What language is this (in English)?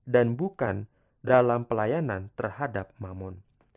Indonesian